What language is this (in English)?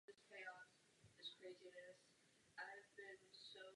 Czech